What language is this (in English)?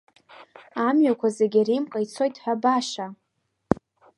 Abkhazian